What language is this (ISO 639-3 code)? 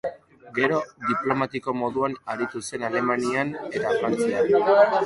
eus